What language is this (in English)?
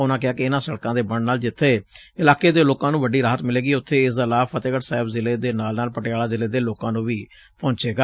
Punjabi